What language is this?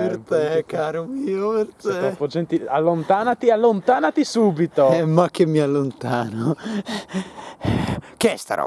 Italian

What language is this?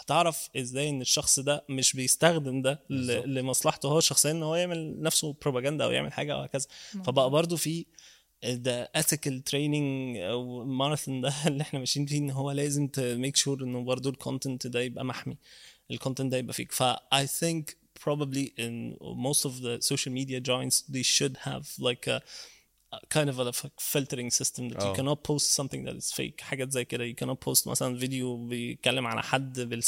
Arabic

